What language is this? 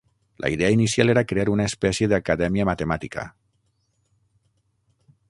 Catalan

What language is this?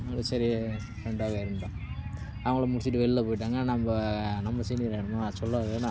Tamil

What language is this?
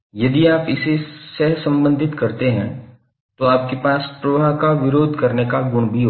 Hindi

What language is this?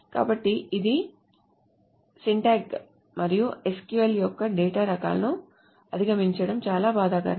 Telugu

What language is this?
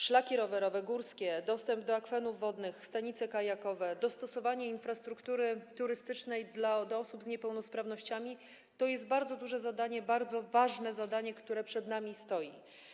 Polish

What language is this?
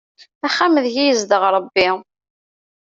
Kabyle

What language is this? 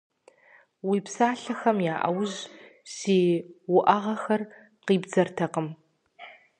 Kabardian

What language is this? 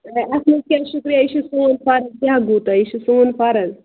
Kashmiri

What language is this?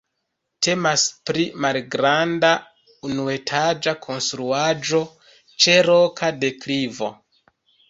Esperanto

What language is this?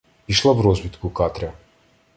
Ukrainian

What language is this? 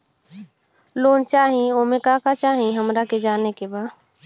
Bhojpuri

